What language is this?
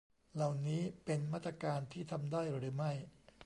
Thai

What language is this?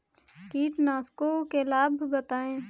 Hindi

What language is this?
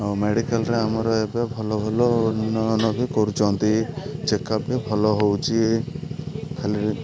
Odia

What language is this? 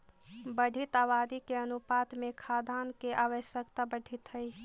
Magahi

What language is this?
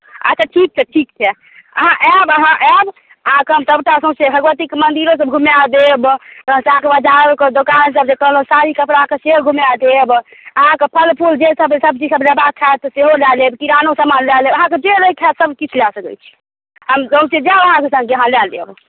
Maithili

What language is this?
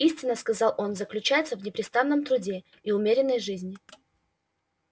Russian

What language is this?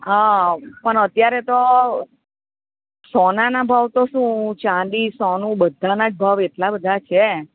Gujarati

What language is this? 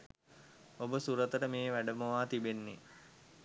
Sinhala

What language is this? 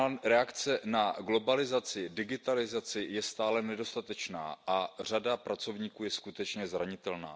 Czech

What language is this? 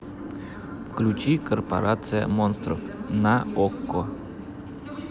Russian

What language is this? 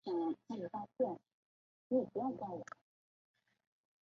Chinese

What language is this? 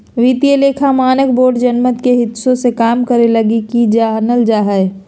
Magahi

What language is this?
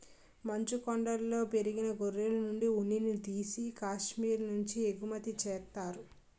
Telugu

